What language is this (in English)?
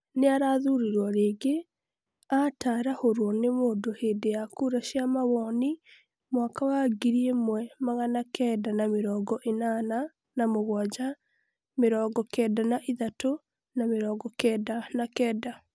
Kikuyu